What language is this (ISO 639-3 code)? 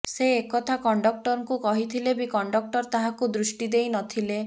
ori